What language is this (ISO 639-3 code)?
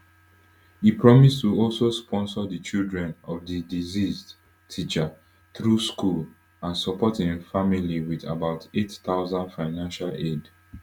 pcm